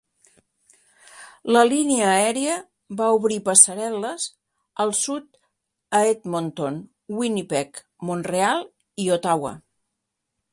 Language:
Catalan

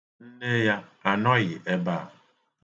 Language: Igbo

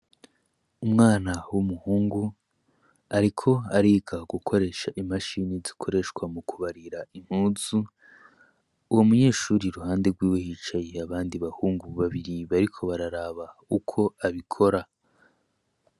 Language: Rundi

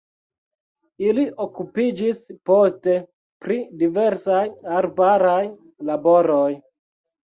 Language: Esperanto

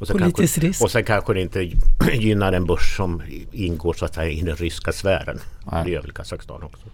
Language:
Swedish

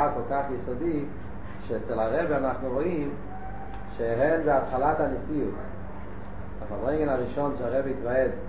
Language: Hebrew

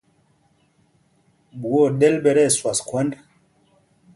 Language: Mpumpong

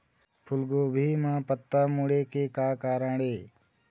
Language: Chhattisgarhi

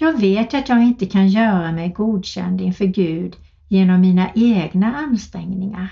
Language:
Swedish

